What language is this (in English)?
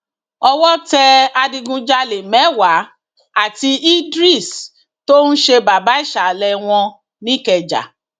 Yoruba